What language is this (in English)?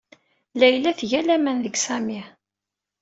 Kabyle